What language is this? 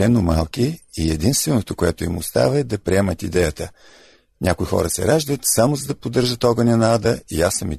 Bulgarian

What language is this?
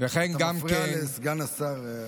Hebrew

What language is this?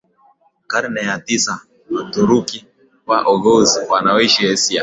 Swahili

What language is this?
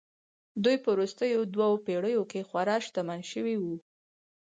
Pashto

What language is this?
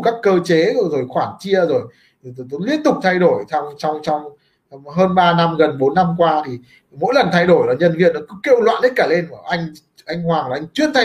Vietnamese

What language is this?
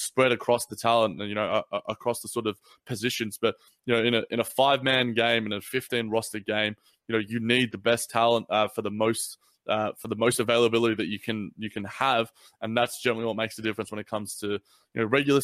English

